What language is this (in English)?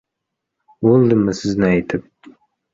Uzbek